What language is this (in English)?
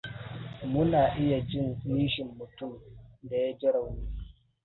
Hausa